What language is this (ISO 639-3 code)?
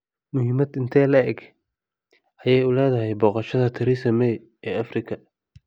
som